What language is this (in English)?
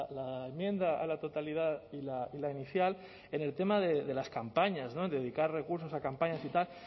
Spanish